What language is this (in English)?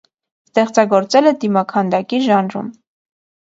Armenian